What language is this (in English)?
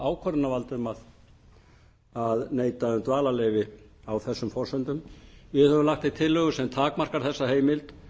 Icelandic